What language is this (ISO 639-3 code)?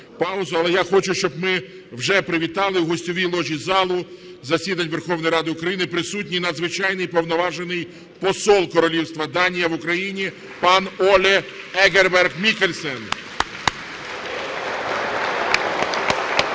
ukr